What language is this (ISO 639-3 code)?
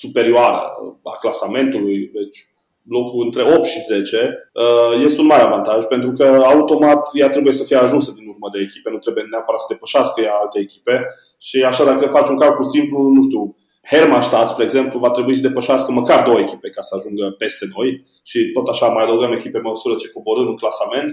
ron